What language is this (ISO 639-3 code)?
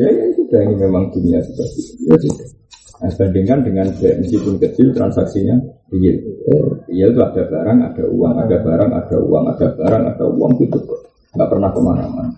ind